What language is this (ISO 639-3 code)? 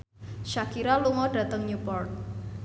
jav